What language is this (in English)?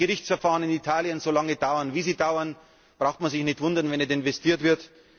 German